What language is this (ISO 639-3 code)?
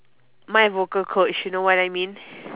eng